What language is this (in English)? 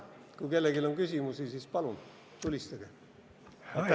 Estonian